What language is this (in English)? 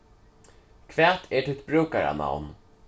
Faroese